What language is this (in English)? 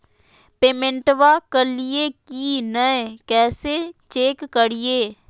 Magahi